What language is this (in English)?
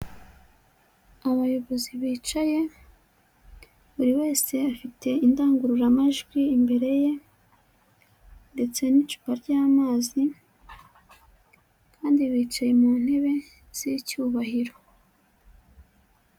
Kinyarwanda